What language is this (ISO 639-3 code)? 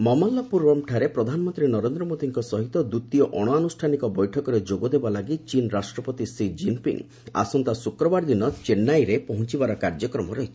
ori